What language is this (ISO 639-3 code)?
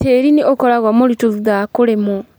kik